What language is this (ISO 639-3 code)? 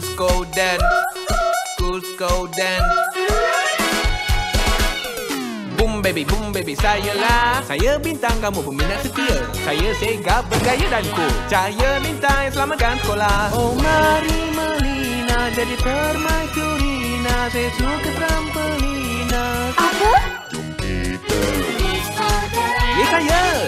ind